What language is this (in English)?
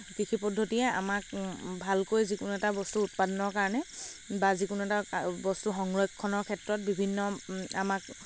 Assamese